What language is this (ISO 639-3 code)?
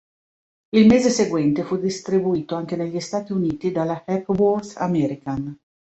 ita